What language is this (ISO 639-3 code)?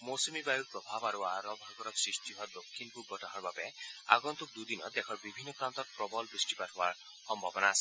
asm